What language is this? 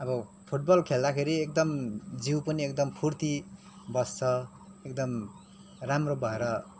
Nepali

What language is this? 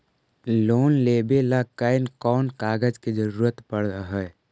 Magahi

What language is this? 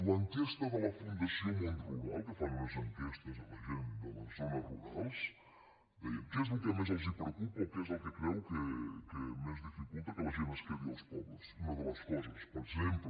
Catalan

